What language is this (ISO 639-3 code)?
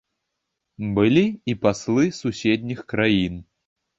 bel